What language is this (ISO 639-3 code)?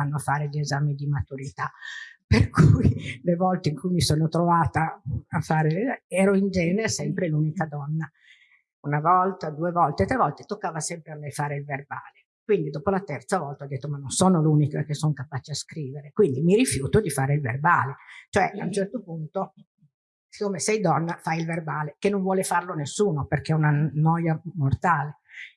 ita